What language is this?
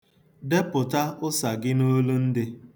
Igbo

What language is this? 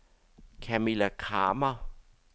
Danish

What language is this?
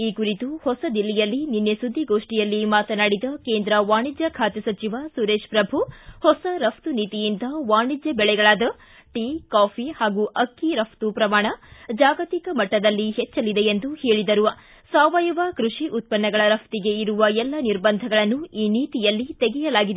Kannada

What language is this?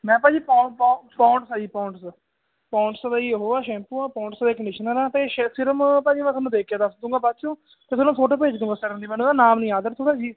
Punjabi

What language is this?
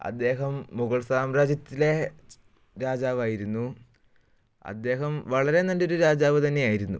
Malayalam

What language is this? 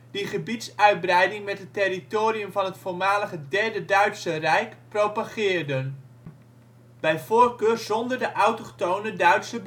Dutch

